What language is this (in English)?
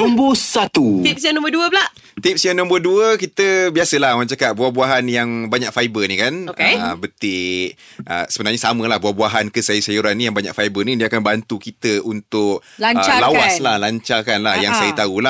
Malay